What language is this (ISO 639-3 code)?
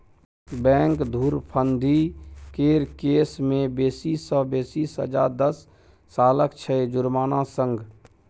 mai